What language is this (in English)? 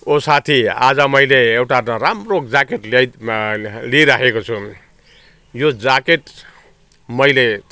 Nepali